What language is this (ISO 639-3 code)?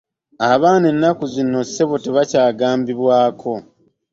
lug